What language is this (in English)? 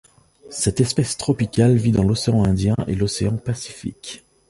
French